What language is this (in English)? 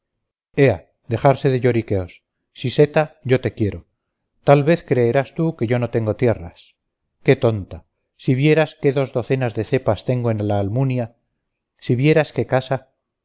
Spanish